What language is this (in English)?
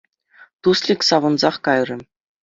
Chuvash